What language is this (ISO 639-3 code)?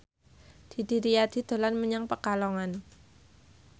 jav